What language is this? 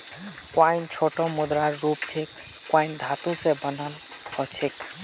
Magahi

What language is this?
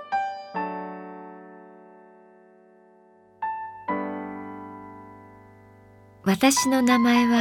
Japanese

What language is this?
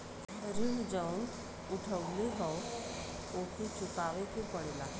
Bhojpuri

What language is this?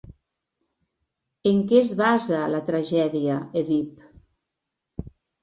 Catalan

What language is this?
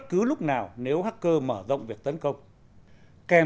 Vietnamese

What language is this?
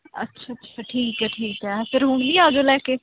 Punjabi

